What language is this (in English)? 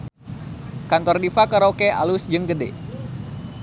Sundanese